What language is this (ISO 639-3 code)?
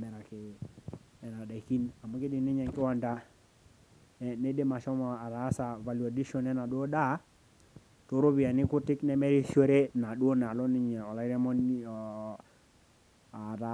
mas